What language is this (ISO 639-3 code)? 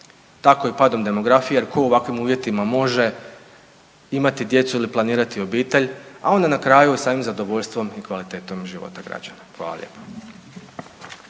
hrv